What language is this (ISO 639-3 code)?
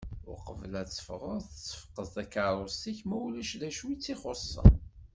kab